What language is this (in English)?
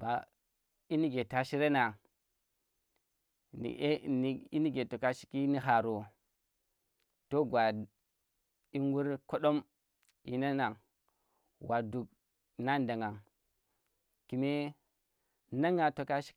Tera